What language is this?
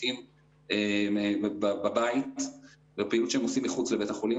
Hebrew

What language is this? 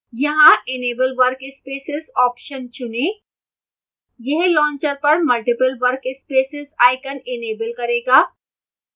Hindi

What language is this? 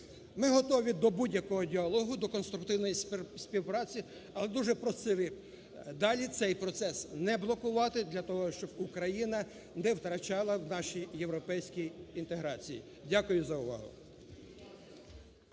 Ukrainian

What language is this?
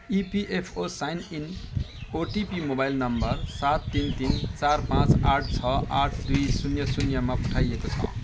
Nepali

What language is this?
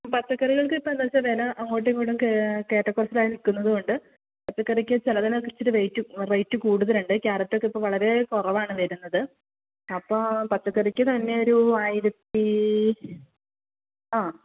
Malayalam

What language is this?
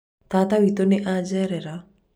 Kikuyu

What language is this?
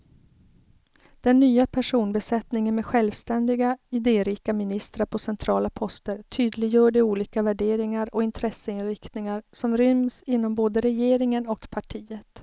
Swedish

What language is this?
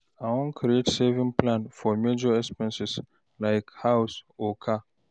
Nigerian Pidgin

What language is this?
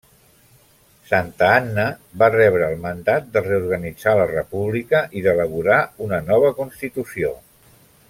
Catalan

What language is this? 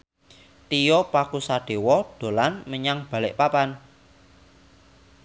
Javanese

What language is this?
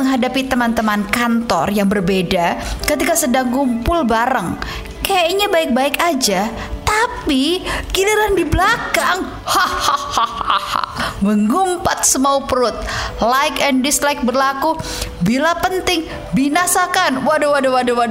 Indonesian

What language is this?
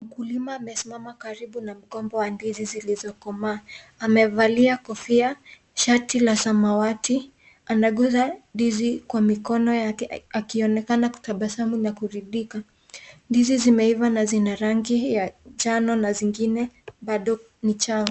Swahili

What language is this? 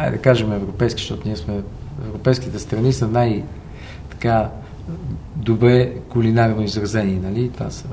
Bulgarian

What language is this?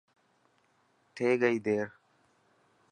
Dhatki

